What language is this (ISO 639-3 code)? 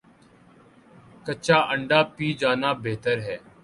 urd